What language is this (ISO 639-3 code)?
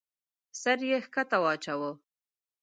pus